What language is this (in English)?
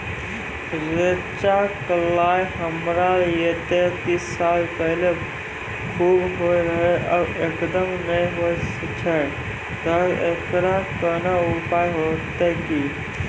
Maithili